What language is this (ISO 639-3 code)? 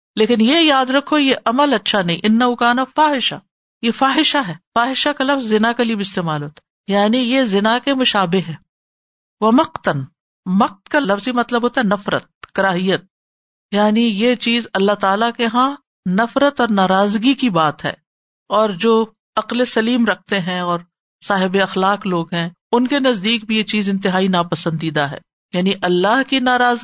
urd